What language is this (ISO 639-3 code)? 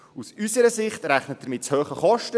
gsw